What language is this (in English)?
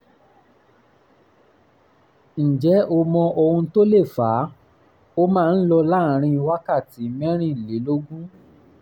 Yoruba